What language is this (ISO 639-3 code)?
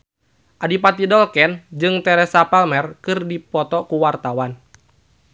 sun